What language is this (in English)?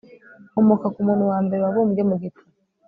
Kinyarwanda